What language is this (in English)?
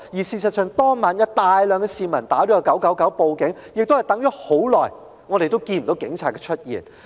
Cantonese